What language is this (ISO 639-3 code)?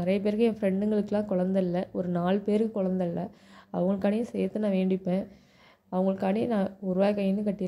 ron